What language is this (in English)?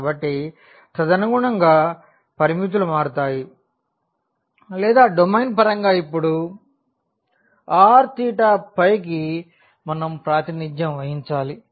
Telugu